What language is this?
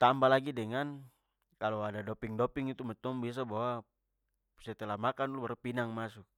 Papuan Malay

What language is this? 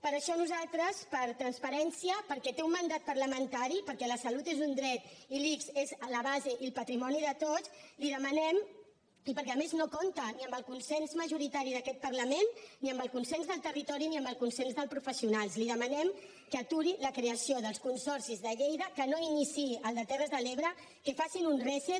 Catalan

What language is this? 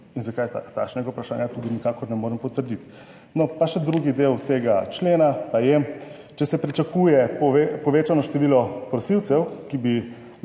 Slovenian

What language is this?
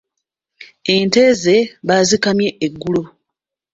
Ganda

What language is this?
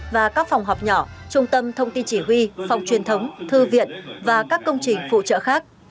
Vietnamese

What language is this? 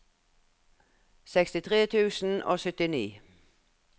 Norwegian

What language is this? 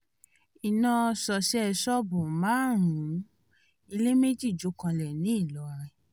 Yoruba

